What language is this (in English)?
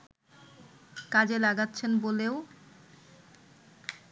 Bangla